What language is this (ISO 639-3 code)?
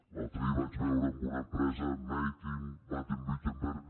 cat